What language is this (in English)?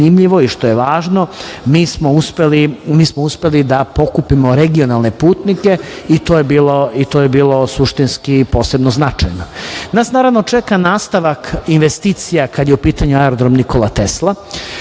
Serbian